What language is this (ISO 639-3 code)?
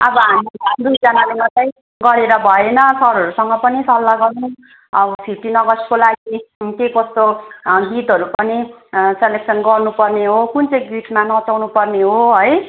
nep